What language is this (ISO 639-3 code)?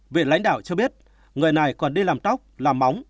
vie